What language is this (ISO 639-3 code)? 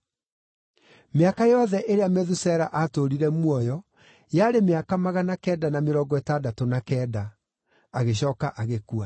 kik